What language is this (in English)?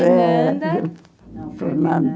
Portuguese